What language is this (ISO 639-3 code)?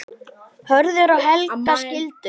isl